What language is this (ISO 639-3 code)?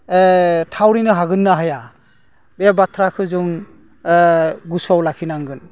brx